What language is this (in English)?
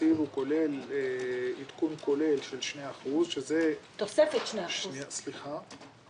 Hebrew